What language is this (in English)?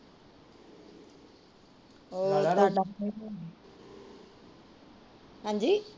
Punjabi